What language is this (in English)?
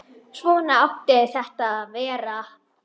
Icelandic